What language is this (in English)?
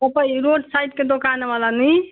Nepali